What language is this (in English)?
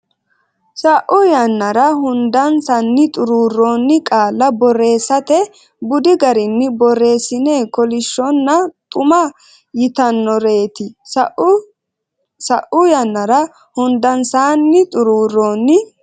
Sidamo